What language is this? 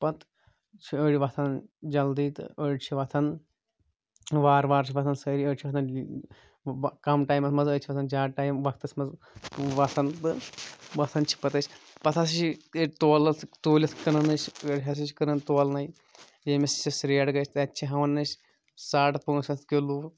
Kashmiri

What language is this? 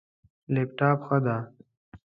Pashto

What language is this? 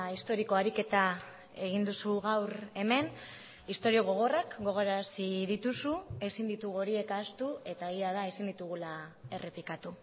Basque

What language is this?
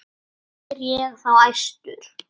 Icelandic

